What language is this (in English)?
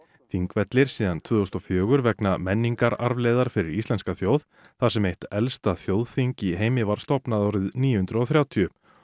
Icelandic